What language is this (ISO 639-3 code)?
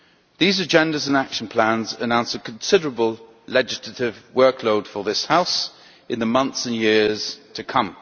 eng